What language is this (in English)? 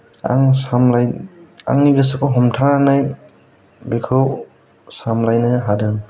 Bodo